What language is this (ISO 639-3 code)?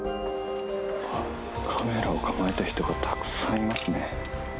jpn